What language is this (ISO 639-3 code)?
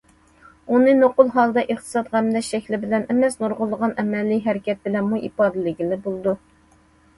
uig